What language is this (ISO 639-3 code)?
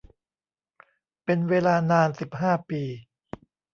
tha